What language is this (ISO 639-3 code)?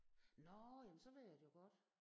dan